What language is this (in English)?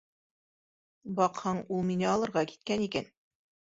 Bashkir